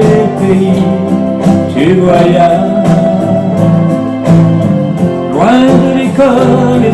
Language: French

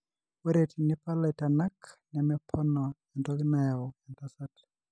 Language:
Masai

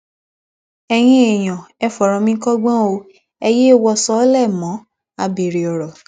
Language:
Yoruba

